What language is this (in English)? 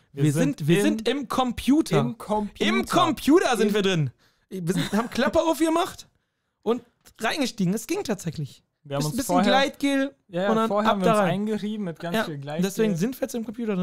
German